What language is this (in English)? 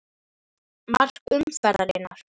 Icelandic